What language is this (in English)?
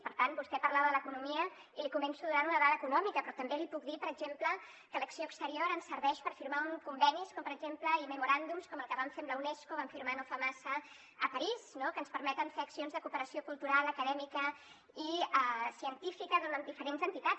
Catalan